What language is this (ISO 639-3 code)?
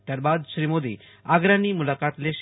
guj